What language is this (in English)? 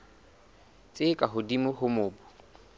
Southern Sotho